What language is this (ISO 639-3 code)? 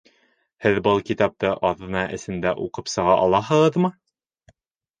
bak